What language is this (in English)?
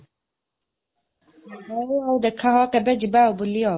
Odia